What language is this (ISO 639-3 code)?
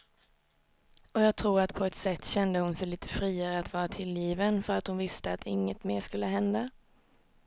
swe